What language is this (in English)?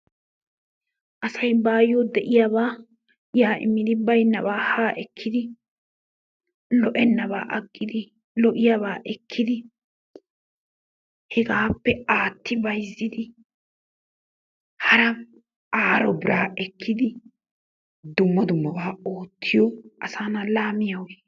Wolaytta